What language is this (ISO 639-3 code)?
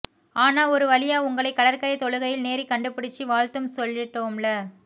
tam